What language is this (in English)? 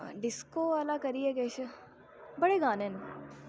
Dogri